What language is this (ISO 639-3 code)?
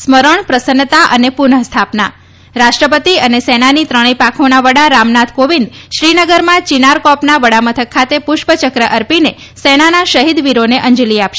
guj